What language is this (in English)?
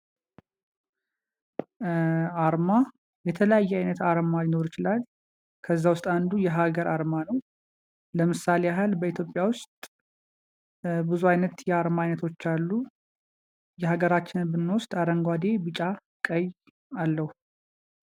Amharic